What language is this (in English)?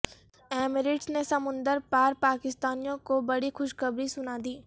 Urdu